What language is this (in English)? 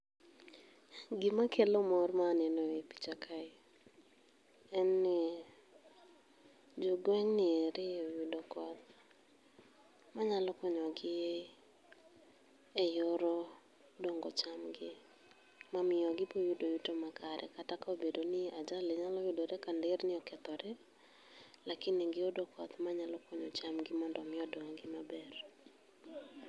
Luo (Kenya and Tanzania)